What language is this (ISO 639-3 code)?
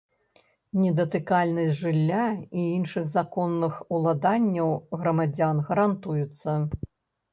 bel